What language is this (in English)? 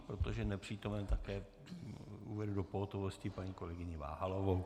Czech